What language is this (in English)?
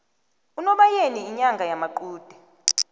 South Ndebele